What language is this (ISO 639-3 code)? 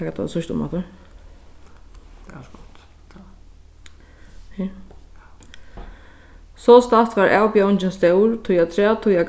fao